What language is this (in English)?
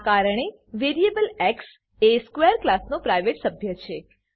Gujarati